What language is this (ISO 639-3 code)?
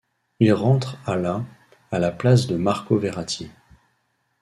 fra